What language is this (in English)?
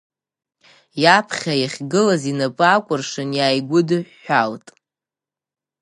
Abkhazian